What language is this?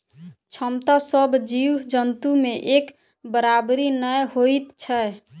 Maithili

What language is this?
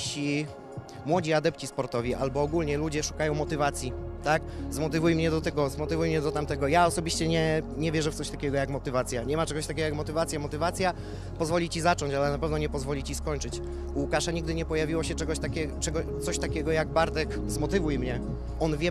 Polish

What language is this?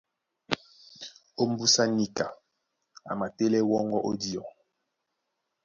Duala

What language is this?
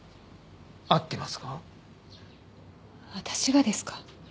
Japanese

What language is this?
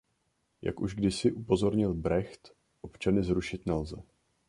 Czech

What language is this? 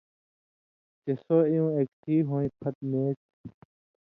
Indus Kohistani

